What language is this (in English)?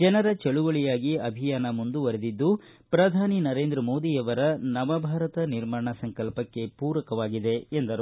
Kannada